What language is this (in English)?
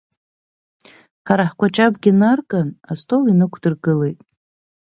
Abkhazian